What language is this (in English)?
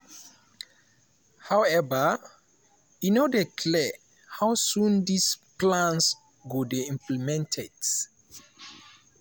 Nigerian Pidgin